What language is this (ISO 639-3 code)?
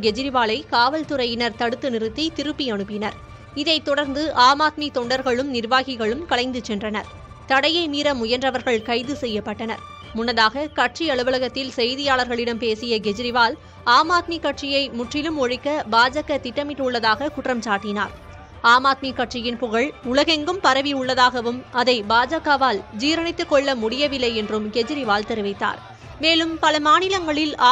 tam